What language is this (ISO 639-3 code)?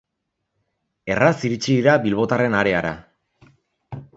eus